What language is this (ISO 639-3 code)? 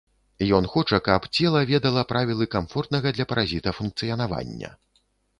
bel